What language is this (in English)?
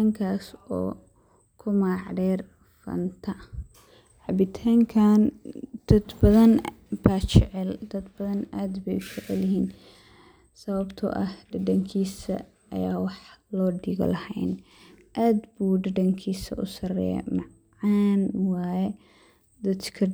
Somali